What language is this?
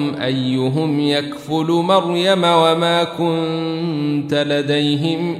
Arabic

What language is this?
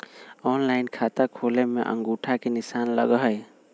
Magahi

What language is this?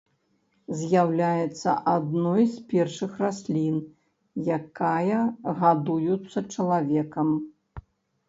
Belarusian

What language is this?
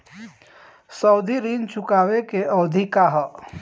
Bhojpuri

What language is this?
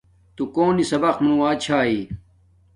Domaaki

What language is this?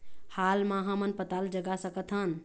Chhattisgarhi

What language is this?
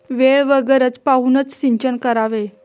Marathi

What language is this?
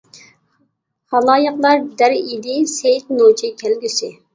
Uyghur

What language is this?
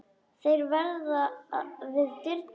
Icelandic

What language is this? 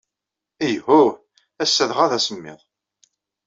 Kabyle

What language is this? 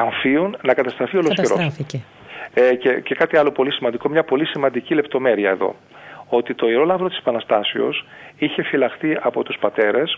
Greek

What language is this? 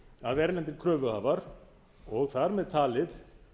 Icelandic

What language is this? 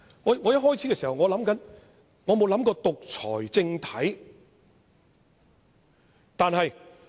Cantonese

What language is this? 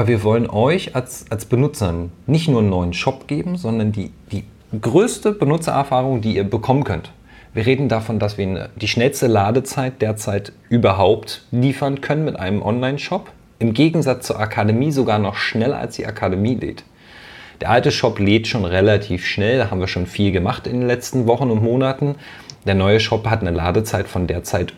German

